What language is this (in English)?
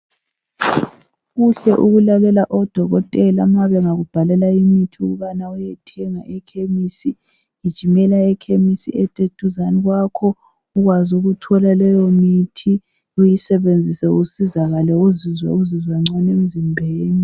North Ndebele